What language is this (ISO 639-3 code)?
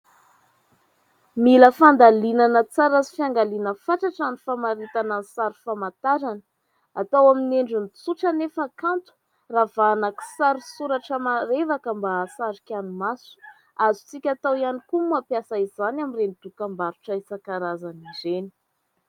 mlg